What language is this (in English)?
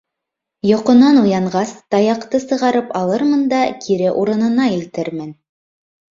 Bashkir